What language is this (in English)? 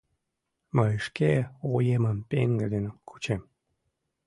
Mari